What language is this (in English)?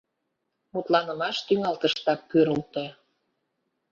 Mari